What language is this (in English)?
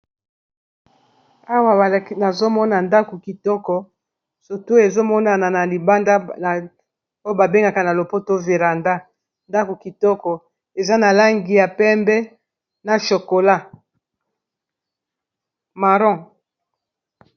Lingala